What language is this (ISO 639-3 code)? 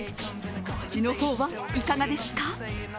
jpn